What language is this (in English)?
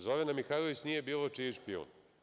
Serbian